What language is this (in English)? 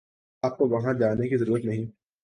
Urdu